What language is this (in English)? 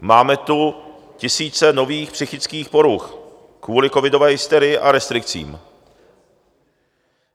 Czech